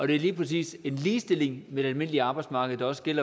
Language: Danish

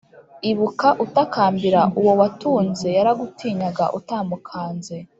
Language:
Kinyarwanda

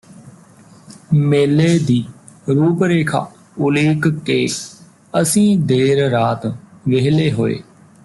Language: Punjabi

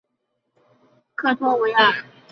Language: Chinese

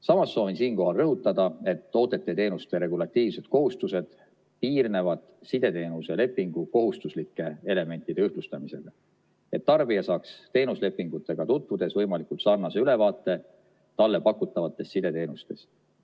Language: Estonian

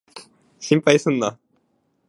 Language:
Japanese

